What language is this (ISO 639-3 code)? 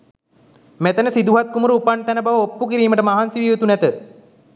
sin